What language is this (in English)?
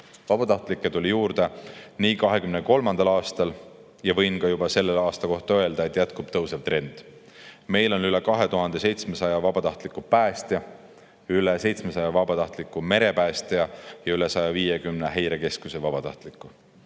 Estonian